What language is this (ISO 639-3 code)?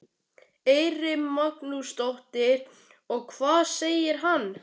isl